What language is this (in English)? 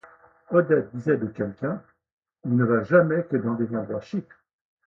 French